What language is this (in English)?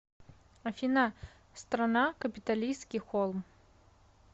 Russian